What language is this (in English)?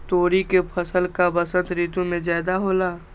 Magahi